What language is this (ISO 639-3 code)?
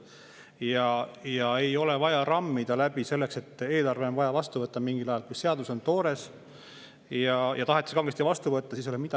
est